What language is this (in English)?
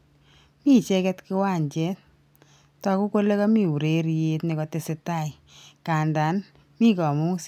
Kalenjin